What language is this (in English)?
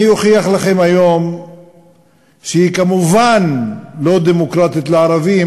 Hebrew